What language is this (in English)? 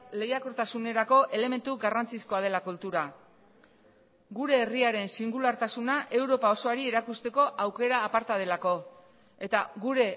Basque